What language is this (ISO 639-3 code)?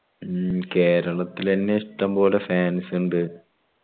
mal